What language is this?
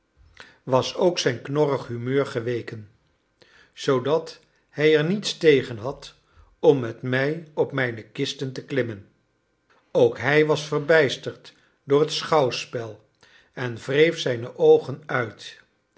Dutch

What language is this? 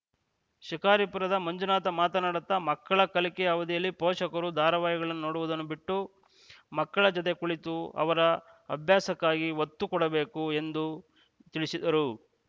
Kannada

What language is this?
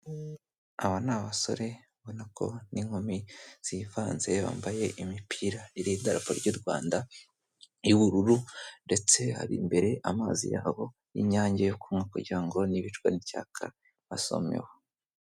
Kinyarwanda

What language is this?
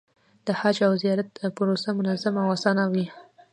Pashto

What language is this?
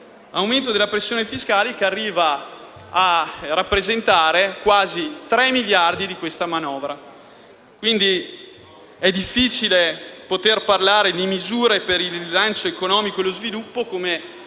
Italian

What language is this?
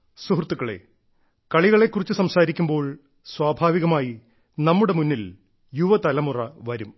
Malayalam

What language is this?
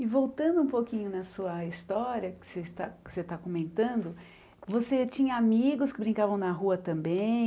Portuguese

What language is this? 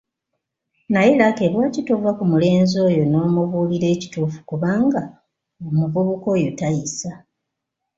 Ganda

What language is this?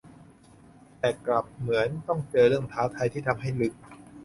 Thai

